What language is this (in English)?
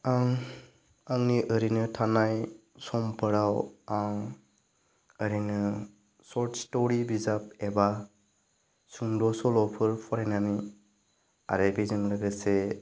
Bodo